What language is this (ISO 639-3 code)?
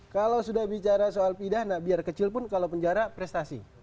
ind